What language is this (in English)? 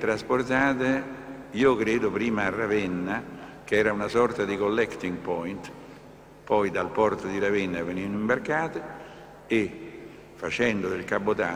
Italian